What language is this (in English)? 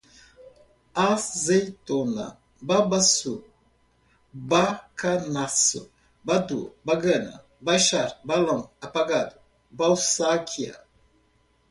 Portuguese